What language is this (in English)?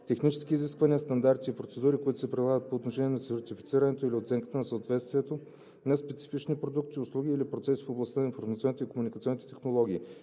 Bulgarian